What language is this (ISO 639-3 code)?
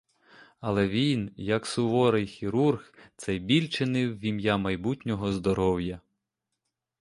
ukr